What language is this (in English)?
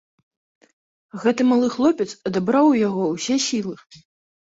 Belarusian